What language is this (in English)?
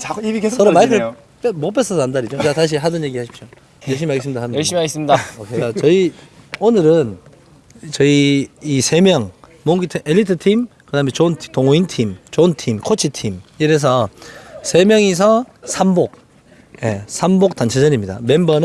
Korean